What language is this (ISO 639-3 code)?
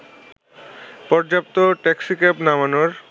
ben